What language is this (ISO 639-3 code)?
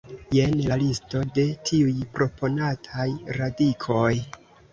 epo